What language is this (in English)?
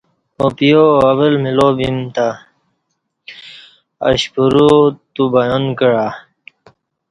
Kati